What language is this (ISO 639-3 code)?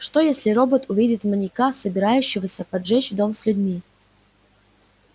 rus